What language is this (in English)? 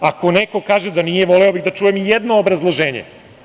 Serbian